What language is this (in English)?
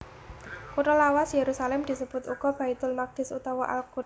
Javanese